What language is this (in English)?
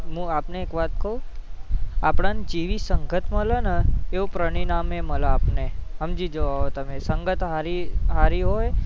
Gujarati